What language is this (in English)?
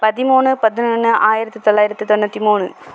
Tamil